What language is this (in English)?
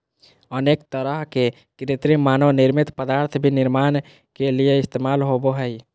Magahi